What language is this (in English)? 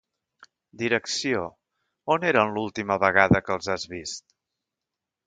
Catalan